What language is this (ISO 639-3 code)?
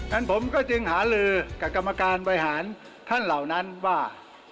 tha